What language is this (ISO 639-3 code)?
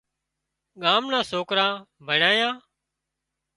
kxp